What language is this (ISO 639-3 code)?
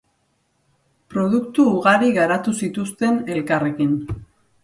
eus